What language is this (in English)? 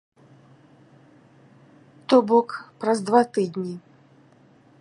Belarusian